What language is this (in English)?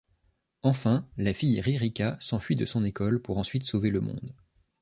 French